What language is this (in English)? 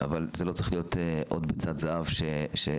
Hebrew